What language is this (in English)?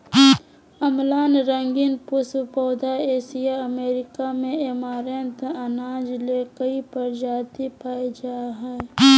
Magahi